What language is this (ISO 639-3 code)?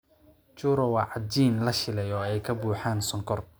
som